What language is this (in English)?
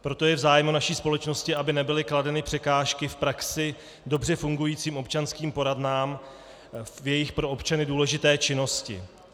Czech